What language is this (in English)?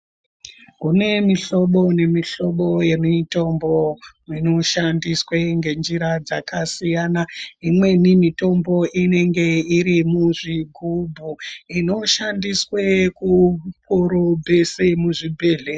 Ndau